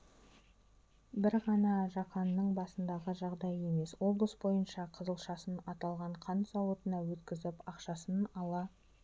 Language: Kazakh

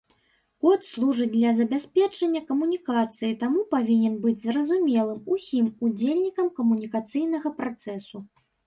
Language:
Belarusian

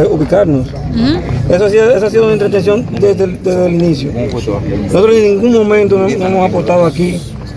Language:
French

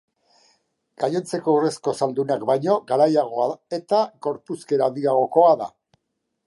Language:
Basque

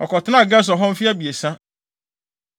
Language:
Akan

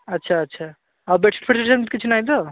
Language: Odia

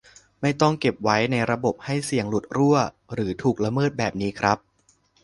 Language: Thai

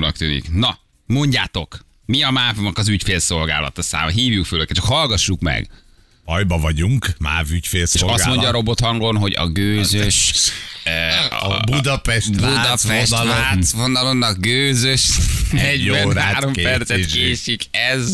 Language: Hungarian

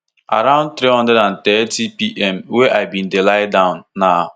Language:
Nigerian Pidgin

